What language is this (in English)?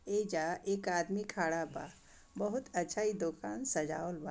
Bhojpuri